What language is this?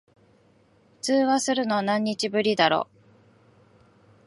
Japanese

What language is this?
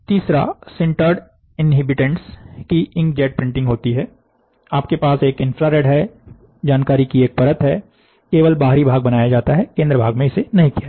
Hindi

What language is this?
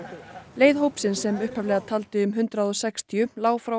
Icelandic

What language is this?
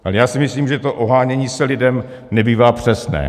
Czech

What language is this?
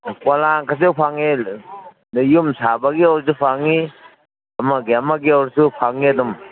Manipuri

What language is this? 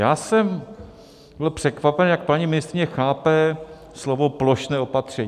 Czech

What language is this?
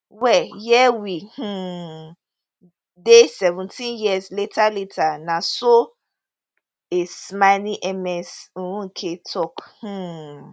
Nigerian Pidgin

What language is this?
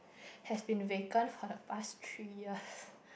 English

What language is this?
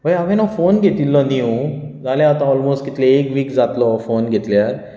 Konkani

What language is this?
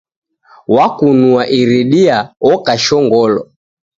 Taita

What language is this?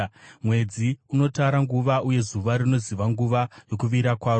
Shona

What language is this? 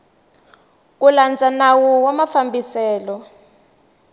Tsonga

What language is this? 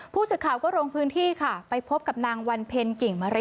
Thai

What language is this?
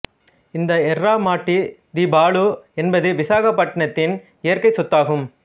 Tamil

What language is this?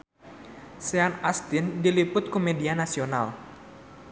Sundanese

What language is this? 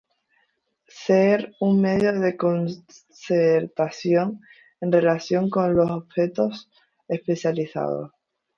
Spanish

